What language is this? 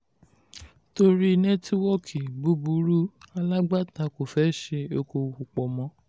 Yoruba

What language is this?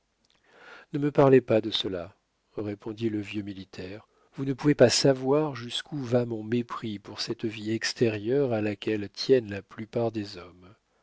French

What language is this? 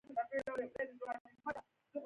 Pashto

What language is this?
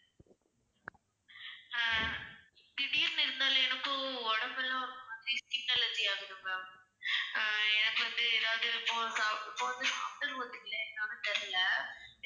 Tamil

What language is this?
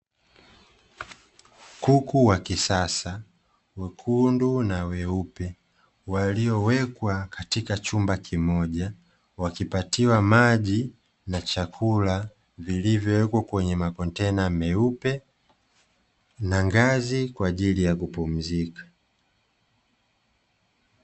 Swahili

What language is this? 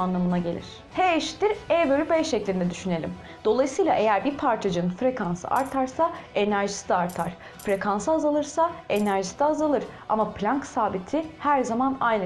Turkish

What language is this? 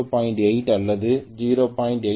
Tamil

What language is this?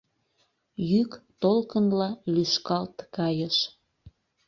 Mari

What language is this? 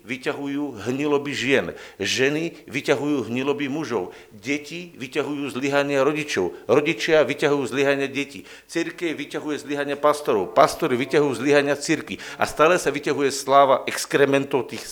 Slovak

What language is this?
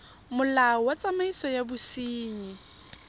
Tswana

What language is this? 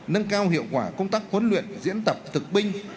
Vietnamese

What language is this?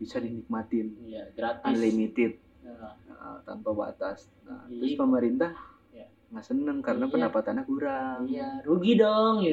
Indonesian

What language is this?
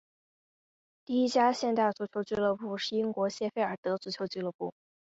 Chinese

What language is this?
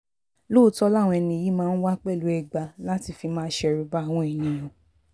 Yoruba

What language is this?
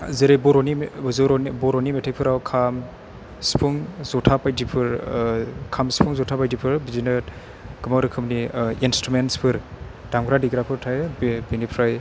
Bodo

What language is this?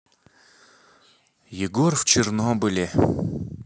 Russian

